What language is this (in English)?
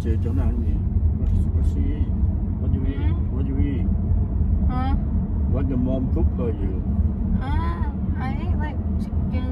Vietnamese